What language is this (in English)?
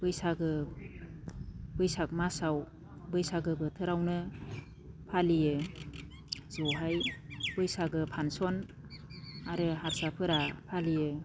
Bodo